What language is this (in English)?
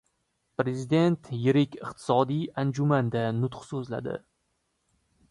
Uzbek